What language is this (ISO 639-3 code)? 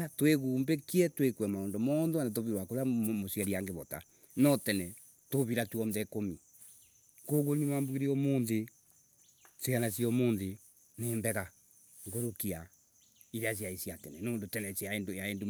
ebu